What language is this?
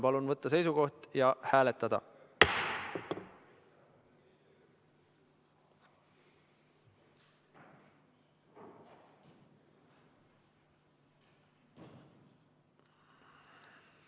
Estonian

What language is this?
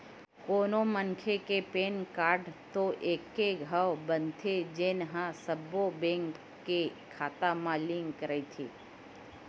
Chhattisgarhi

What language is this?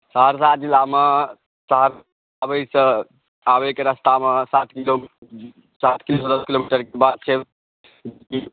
Maithili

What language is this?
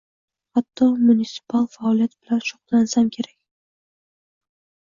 Uzbek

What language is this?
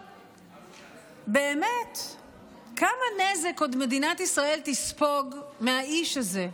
Hebrew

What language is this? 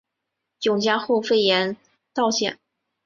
Chinese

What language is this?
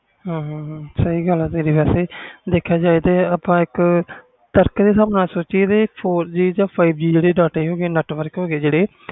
Punjabi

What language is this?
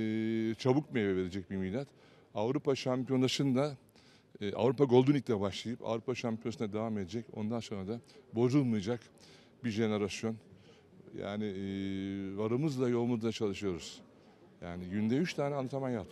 Turkish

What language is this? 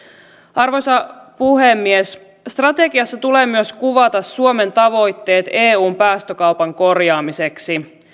Finnish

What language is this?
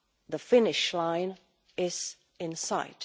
English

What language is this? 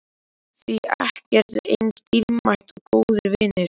Icelandic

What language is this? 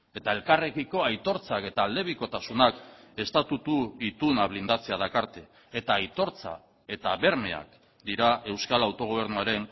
Basque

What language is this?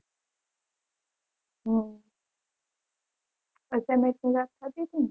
Gujarati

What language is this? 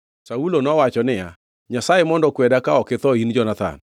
Luo (Kenya and Tanzania)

